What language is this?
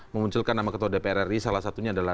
Indonesian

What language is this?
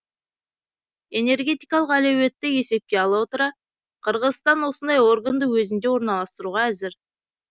Kazakh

